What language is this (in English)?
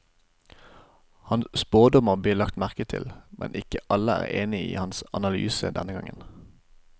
Norwegian